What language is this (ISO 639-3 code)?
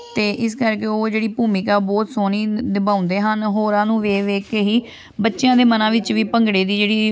pan